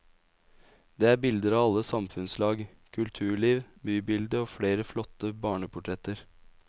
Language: Norwegian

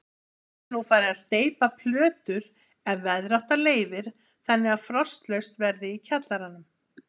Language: Icelandic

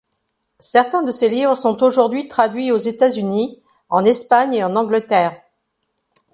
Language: French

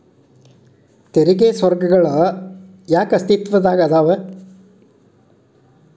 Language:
Kannada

